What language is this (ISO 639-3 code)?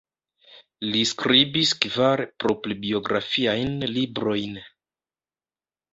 epo